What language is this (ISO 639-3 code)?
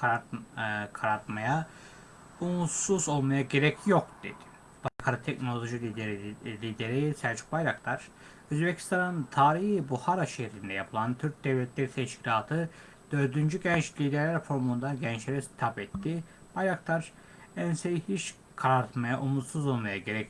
tur